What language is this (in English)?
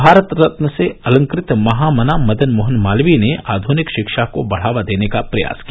Hindi